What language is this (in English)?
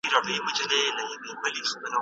Pashto